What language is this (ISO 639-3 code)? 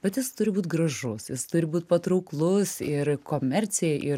lit